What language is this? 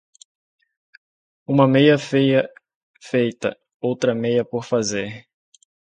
Portuguese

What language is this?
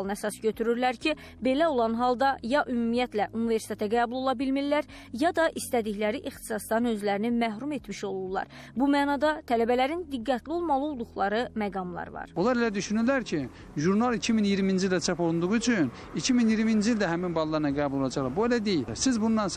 Turkish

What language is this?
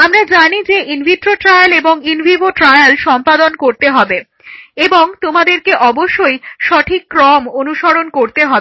Bangla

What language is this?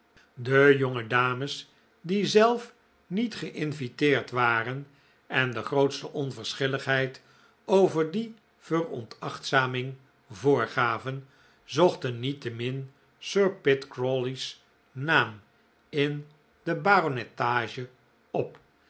Dutch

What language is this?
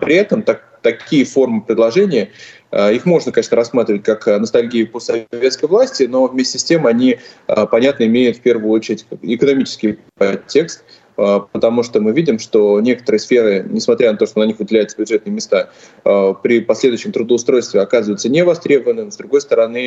Russian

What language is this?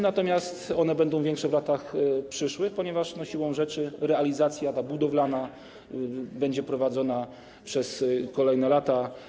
Polish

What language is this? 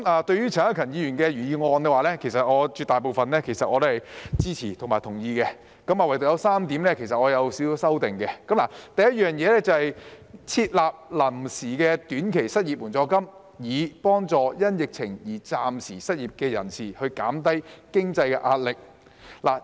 Cantonese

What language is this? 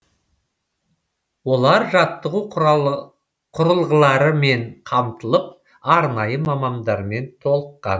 Kazakh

